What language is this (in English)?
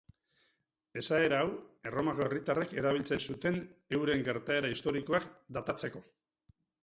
Basque